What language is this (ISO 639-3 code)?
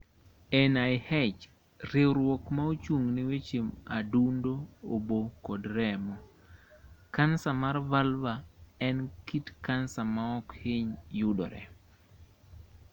luo